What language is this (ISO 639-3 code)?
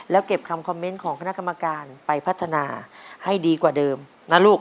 tha